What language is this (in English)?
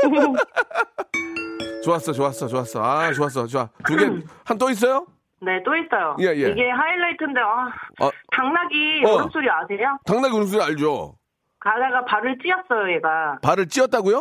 Korean